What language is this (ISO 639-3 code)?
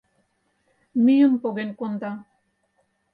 chm